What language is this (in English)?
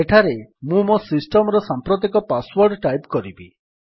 Odia